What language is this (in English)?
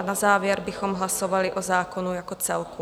Czech